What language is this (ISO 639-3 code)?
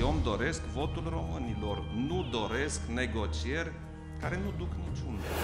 ron